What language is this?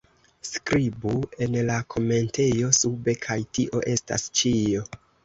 Esperanto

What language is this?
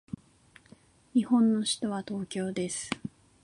Japanese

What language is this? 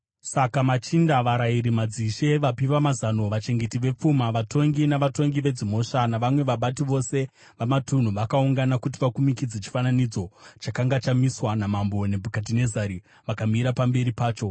Shona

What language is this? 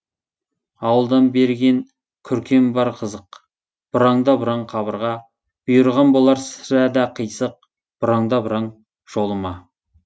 Kazakh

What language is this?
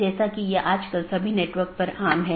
Hindi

